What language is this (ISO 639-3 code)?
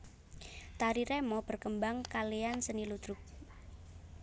jav